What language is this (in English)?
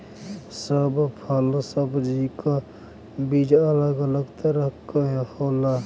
Bhojpuri